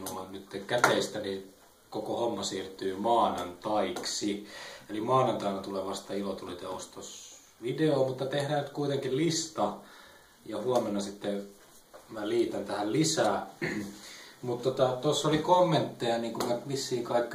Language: Finnish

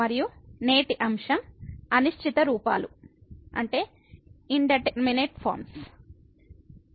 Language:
Telugu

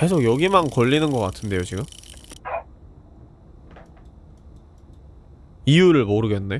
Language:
Korean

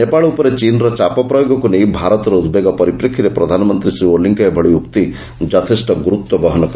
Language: Odia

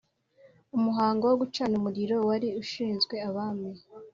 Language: Kinyarwanda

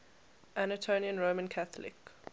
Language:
English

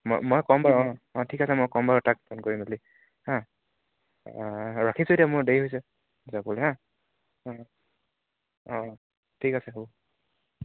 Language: Assamese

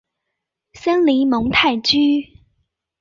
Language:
Chinese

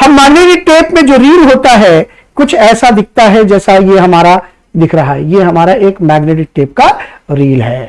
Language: Hindi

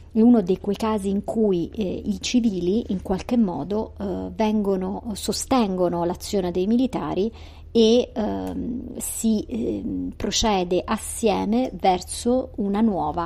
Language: Italian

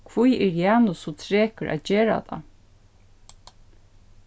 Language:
Faroese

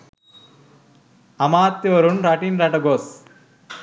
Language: Sinhala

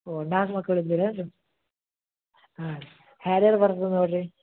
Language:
Kannada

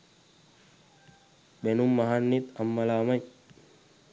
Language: Sinhala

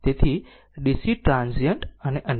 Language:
Gujarati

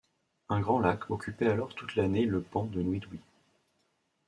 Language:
French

